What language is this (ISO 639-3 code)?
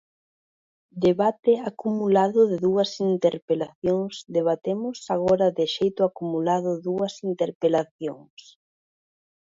glg